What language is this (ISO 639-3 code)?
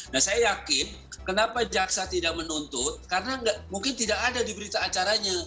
ind